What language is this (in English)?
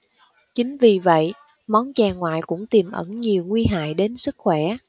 Vietnamese